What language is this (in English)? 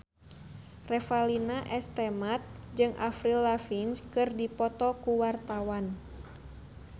Sundanese